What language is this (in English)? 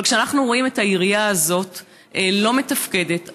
Hebrew